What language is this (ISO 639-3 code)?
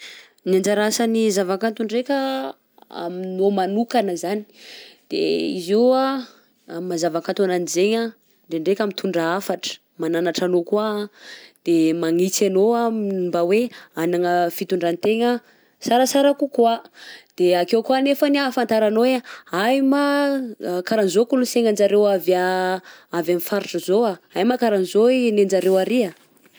bzc